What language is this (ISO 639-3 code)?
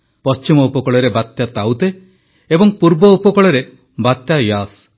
ori